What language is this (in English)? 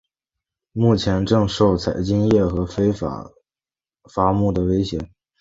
Chinese